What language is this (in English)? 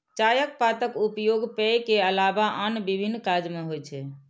Maithili